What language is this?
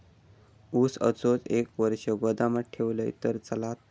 Marathi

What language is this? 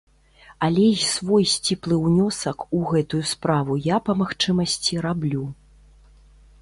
Belarusian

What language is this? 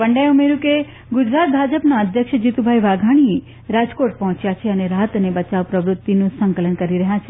Gujarati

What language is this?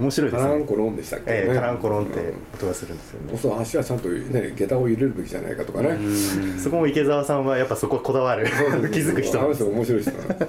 Japanese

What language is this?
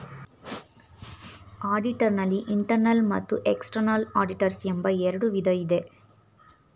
Kannada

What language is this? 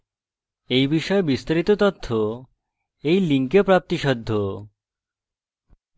Bangla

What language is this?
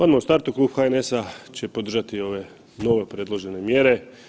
Croatian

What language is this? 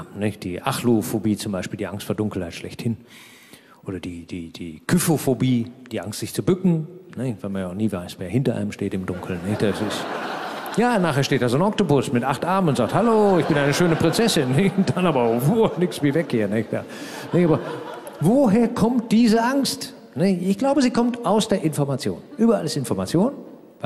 German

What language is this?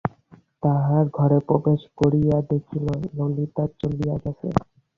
Bangla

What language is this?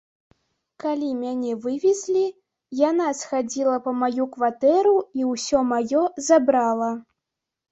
Belarusian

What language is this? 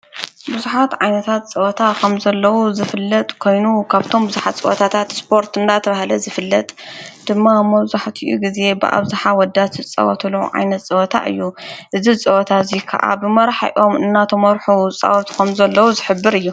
Tigrinya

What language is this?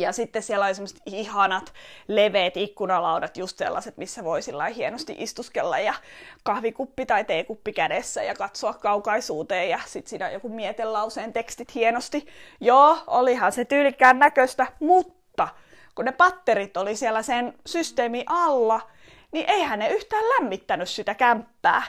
Finnish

